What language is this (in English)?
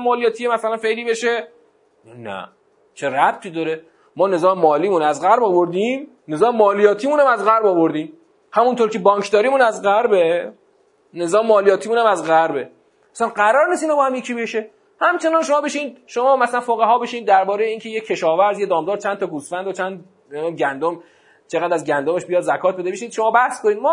Persian